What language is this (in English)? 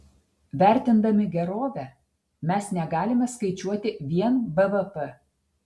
Lithuanian